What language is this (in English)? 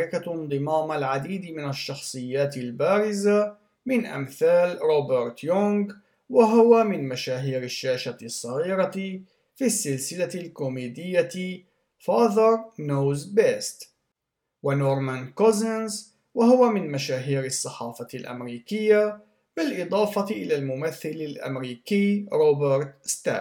Arabic